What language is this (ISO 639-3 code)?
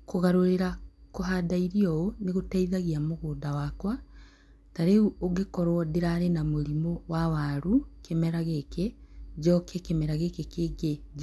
kik